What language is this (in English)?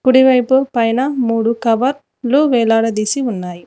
Telugu